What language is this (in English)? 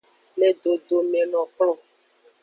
Aja (Benin)